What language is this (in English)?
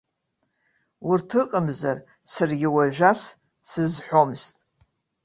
Abkhazian